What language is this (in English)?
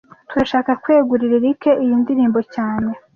Kinyarwanda